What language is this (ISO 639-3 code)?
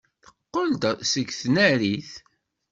kab